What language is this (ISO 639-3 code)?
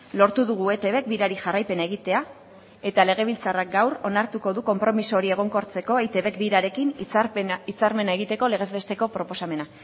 eus